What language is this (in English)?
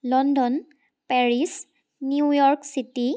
Assamese